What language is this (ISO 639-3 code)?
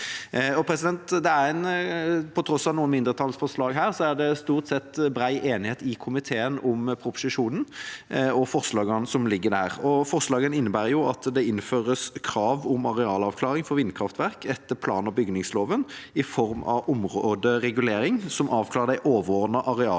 nor